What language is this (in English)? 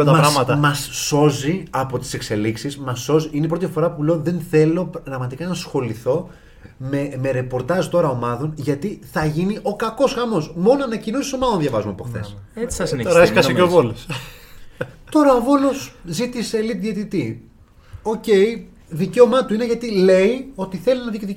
Greek